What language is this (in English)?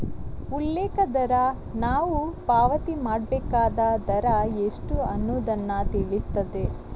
Kannada